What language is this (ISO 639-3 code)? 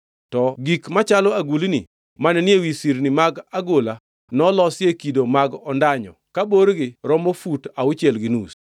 luo